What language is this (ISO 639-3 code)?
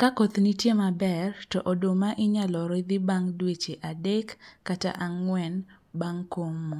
luo